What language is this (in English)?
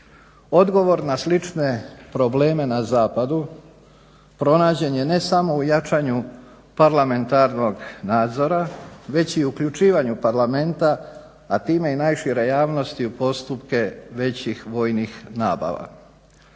Croatian